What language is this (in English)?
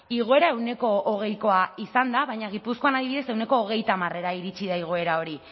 Basque